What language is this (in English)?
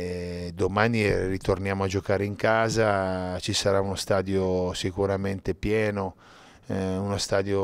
Italian